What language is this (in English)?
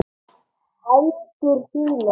Icelandic